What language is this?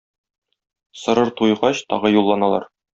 Tatar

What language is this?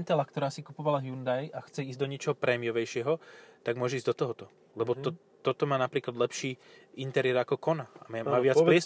Slovak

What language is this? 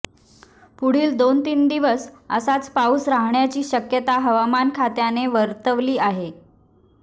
Marathi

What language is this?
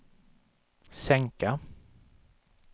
Swedish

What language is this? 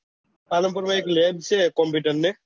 Gujarati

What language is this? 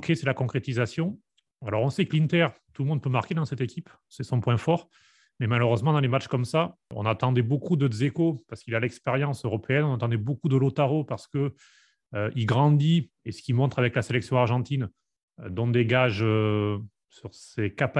French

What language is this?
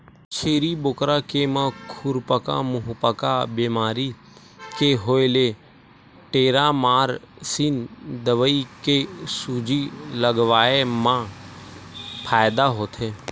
Chhattisgarhi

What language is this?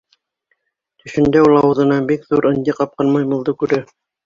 Bashkir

